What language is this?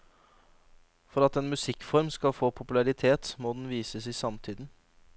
Norwegian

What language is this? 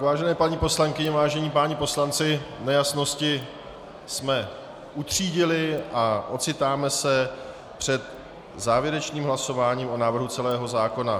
Czech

